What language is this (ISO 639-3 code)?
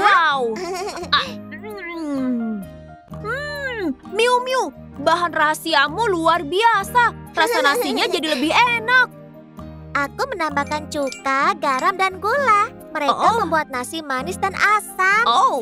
ind